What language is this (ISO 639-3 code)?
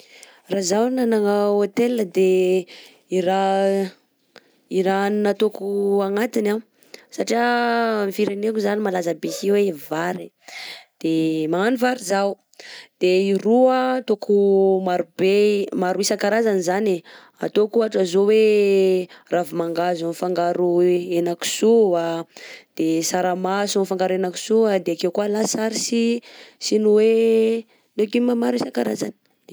bzc